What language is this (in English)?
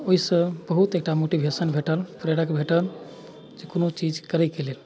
Maithili